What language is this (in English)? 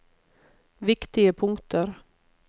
Norwegian